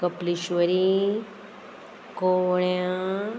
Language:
Konkani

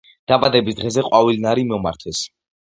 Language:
Georgian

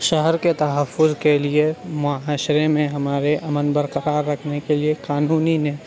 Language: Urdu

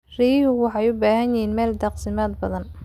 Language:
Somali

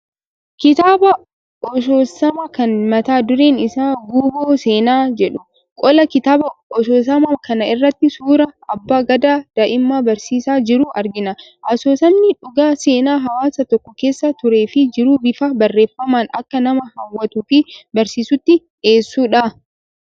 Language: Oromo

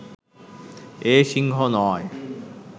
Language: Bangla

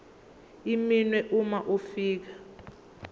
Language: Zulu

